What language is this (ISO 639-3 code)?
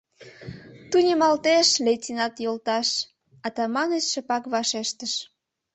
chm